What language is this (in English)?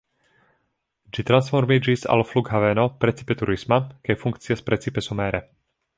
Esperanto